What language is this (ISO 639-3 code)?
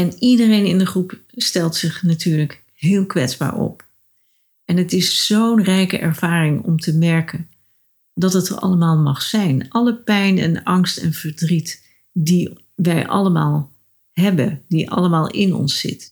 nld